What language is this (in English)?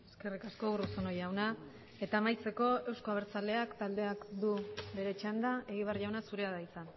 Basque